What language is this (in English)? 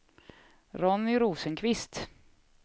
Swedish